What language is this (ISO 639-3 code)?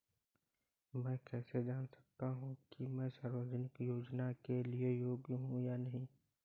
hin